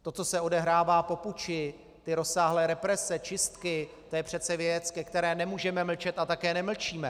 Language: Czech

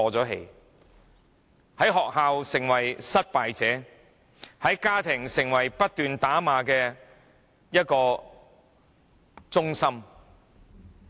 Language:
Cantonese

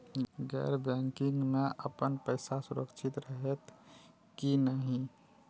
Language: Maithili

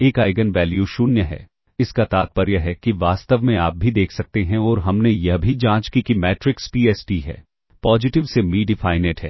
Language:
Hindi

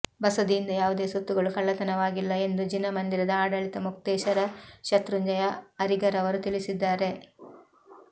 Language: Kannada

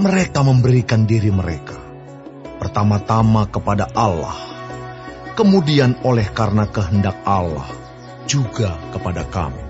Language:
Indonesian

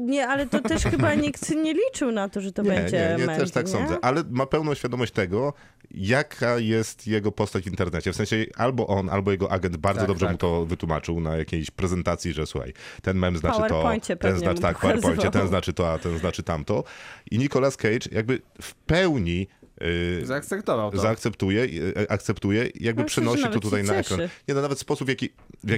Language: Polish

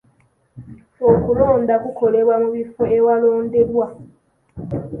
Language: Ganda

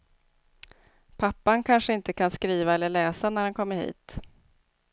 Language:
Swedish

